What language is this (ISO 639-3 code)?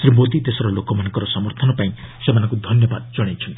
ori